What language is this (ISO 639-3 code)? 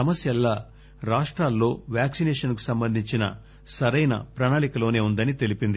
tel